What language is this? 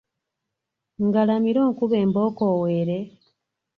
Ganda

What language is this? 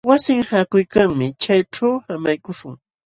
Jauja Wanca Quechua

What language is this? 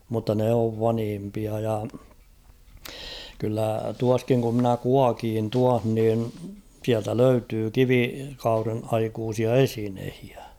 Finnish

